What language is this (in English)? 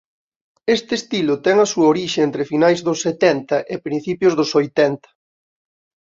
Galician